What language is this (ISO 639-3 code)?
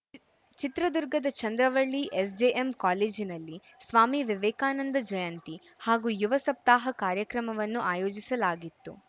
kan